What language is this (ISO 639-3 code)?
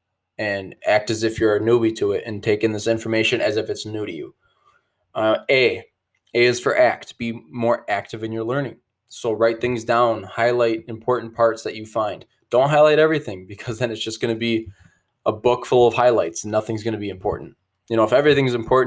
eng